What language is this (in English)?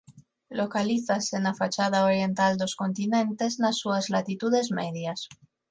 Galician